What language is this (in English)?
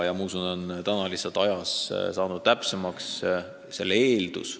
Estonian